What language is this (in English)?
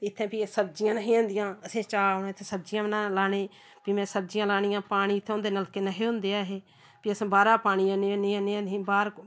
Dogri